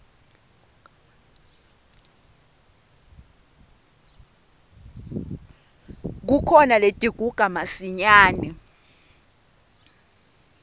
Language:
Swati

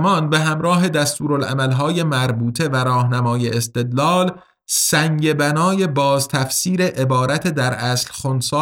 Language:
Persian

